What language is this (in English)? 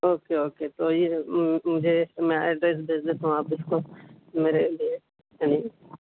Urdu